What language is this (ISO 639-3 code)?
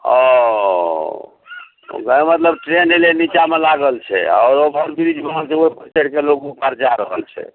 mai